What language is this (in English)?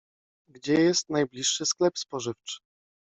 Polish